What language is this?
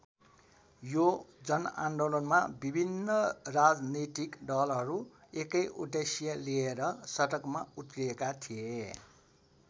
Nepali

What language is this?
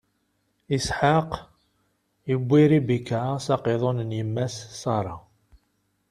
Kabyle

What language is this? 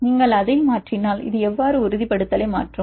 Tamil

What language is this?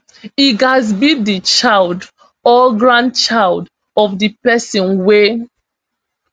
Nigerian Pidgin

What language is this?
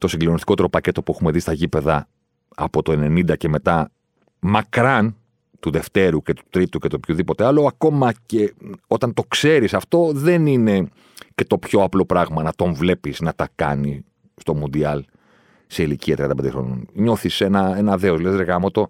Greek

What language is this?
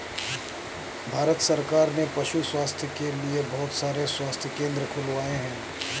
Hindi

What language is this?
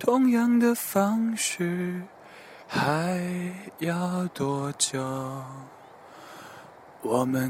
Chinese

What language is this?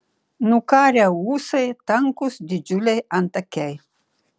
Lithuanian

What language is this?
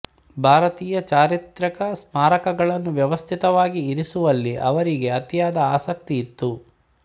Kannada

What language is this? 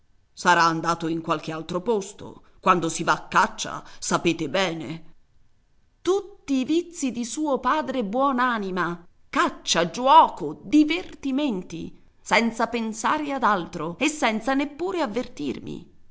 Italian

